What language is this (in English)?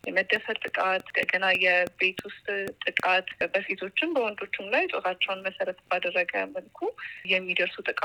Amharic